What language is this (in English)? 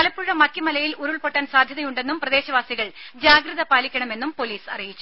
Malayalam